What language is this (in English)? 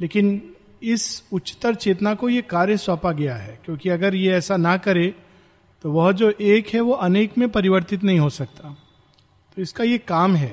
Hindi